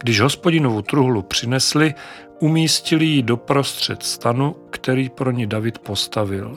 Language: Czech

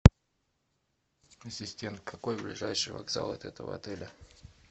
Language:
Russian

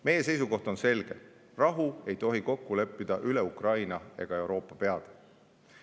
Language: Estonian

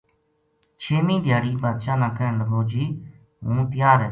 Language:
Gujari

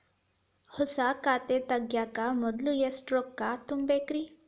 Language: Kannada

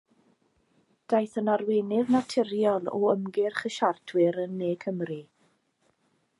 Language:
Welsh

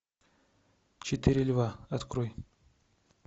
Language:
Russian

